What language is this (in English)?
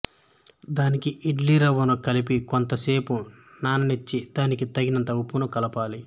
Telugu